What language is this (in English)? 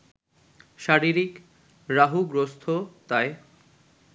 Bangla